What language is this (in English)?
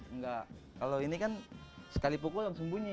Indonesian